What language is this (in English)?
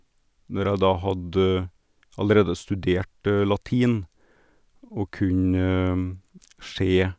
Norwegian